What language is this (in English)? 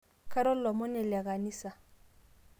Masai